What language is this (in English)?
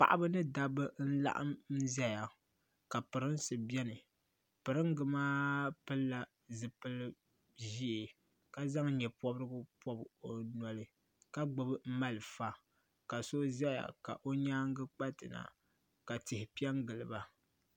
Dagbani